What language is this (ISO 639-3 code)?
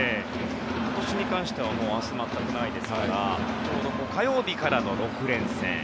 jpn